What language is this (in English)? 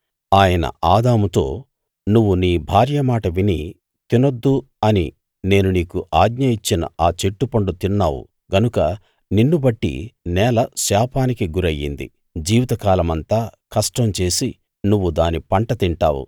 Telugu